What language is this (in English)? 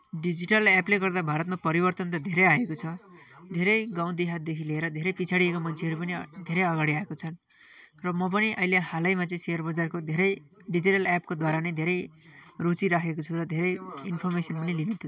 Nepali